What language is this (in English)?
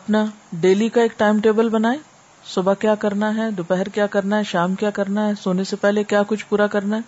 Urdu